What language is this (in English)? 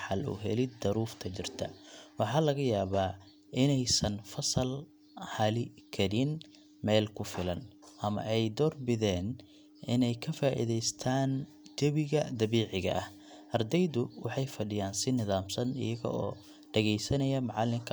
Somali